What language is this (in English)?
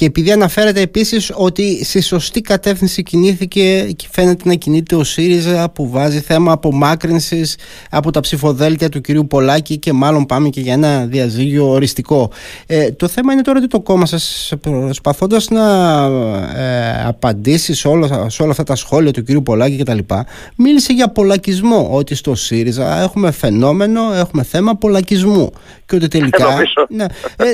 Greek